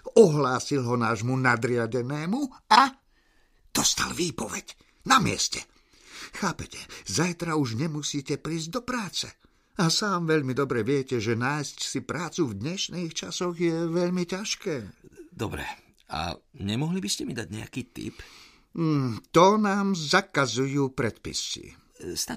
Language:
Slovak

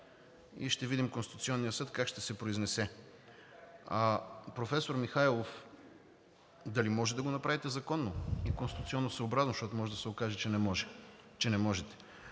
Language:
Bulgarian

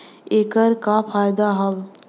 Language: Bhojpuri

